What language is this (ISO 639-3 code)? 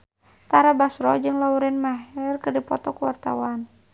sun